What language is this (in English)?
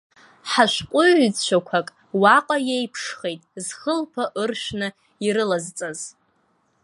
Abkhazian